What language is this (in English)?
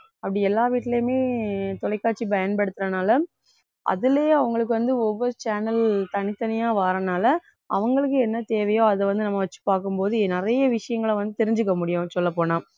Tamil